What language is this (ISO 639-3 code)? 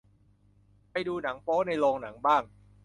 tha